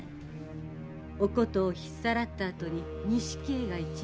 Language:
Japanese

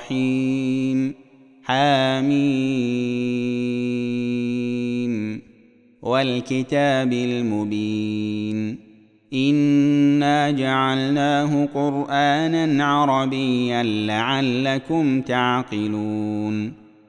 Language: Arabic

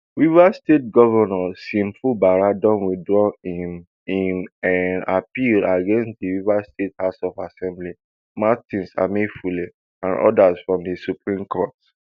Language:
Nigerian Pidgin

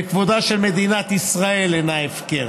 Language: Hebrew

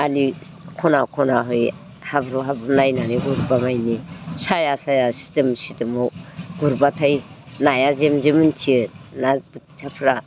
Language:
Bodo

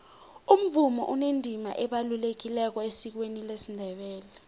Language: South Ndebele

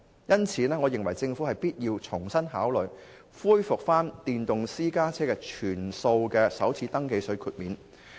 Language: Cantonese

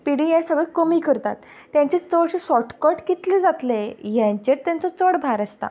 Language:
Konkani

